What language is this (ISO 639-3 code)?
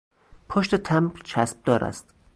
fas